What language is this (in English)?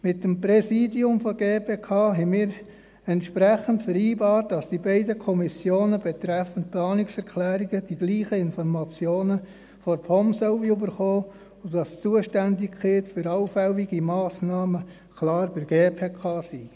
Swiss German